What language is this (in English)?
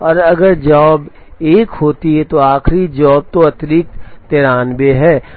Hindi